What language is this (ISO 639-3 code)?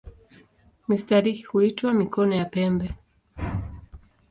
swa